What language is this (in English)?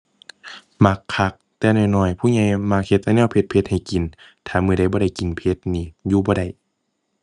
Thai